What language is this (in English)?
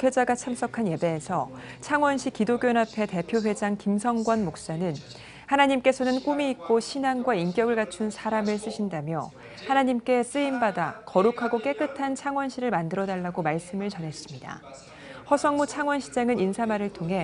Korean